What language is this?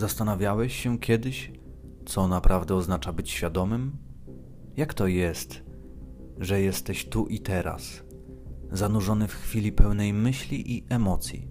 Polish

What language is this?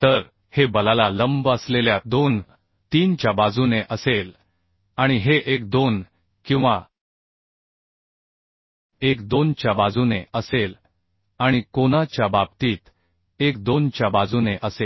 Marathi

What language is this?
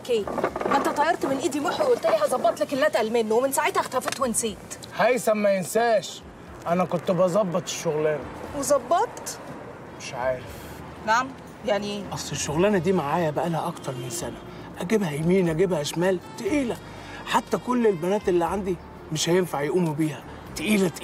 Arabic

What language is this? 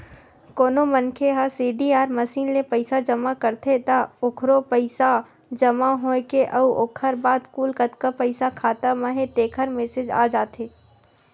Chhattisgarhi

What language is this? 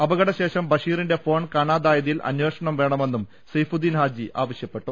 Malayalam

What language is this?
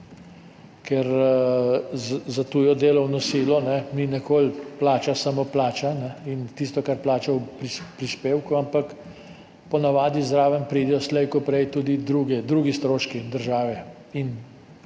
Slovenian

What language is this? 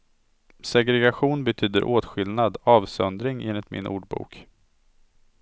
Swedish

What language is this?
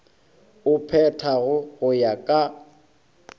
Northern Sotho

